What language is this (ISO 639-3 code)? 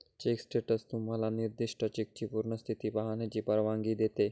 mar